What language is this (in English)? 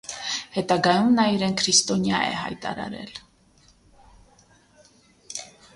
Armenian